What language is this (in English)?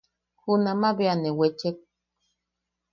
Yaqui